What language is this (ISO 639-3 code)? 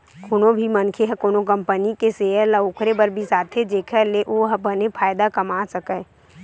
hne